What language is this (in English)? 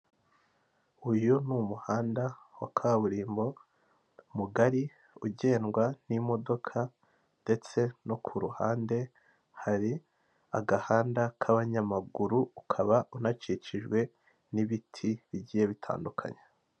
Kinyarwanda